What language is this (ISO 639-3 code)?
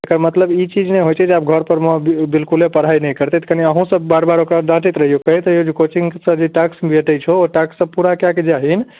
mai